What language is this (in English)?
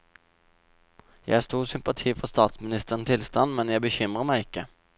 Norwegian